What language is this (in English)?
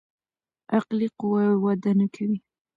Pashto